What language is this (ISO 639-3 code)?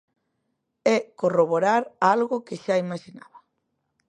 glg